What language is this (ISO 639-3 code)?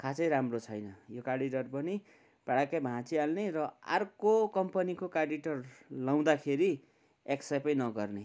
nep